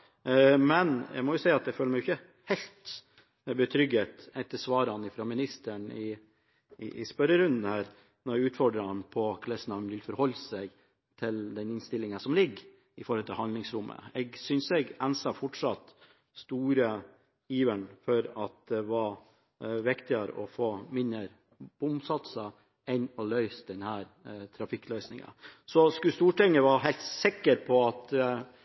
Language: Norwegian Bokmål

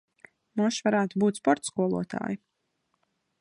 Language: Latvian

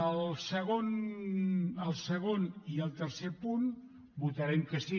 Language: Catalan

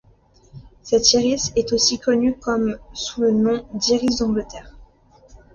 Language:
French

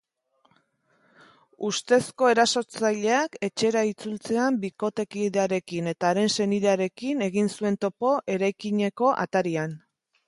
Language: Basque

